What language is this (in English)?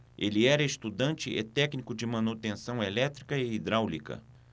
Portuguese